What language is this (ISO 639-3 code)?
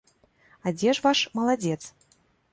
bel